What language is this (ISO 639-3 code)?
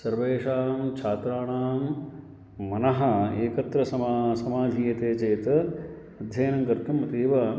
san